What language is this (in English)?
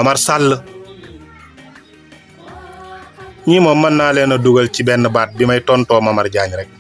Indonesian